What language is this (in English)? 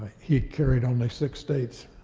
English